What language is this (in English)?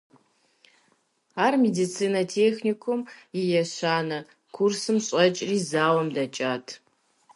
Kabardian